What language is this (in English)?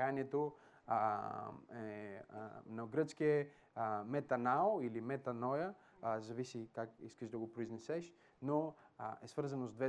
Bulgarian